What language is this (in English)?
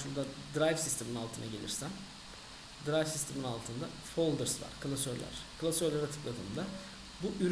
Turkish